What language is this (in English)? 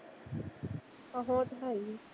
Punjabi